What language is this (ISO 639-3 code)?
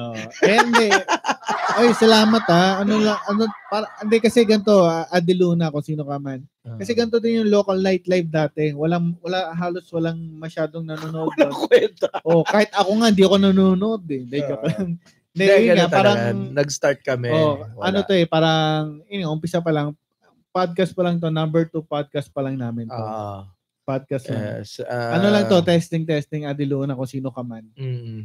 fil